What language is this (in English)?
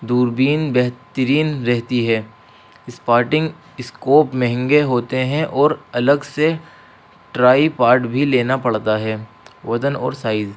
Urdu